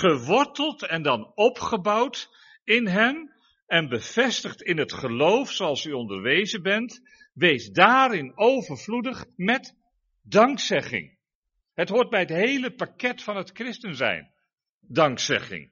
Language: Dutch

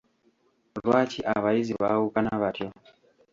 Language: Ganda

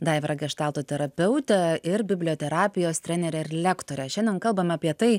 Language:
Lithuanian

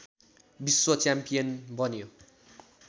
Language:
Nepali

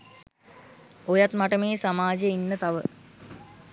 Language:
Sinhala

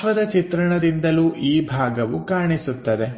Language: Kannada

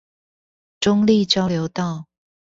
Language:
Chinese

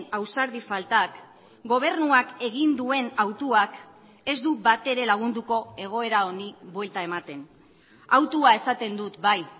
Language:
Basque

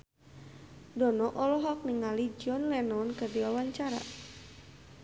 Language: Sundanese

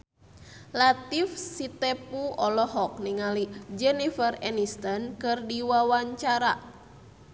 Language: Sundanese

